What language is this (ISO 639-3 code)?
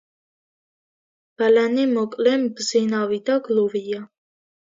kat